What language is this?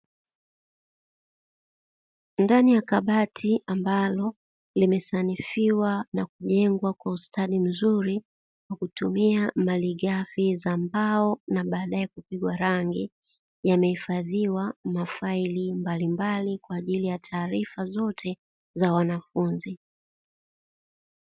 Swahili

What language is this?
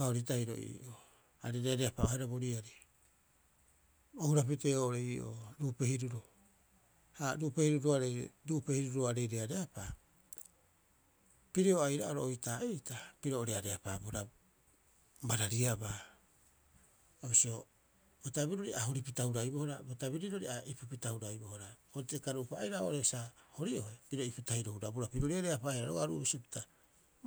Rapoisi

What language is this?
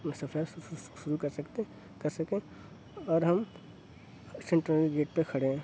Urdu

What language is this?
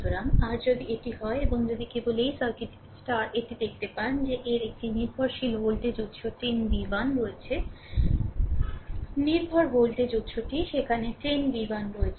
Bangla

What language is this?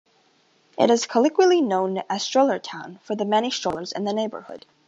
English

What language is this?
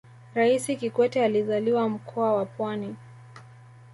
Swahili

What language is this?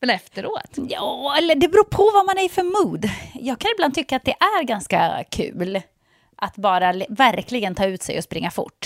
Swedish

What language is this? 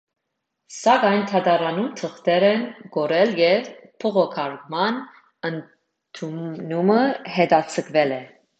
Armenian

